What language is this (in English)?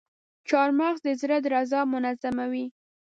Pashto